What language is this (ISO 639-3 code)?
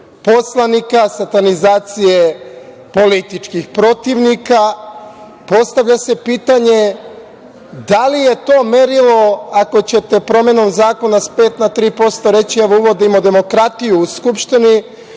srp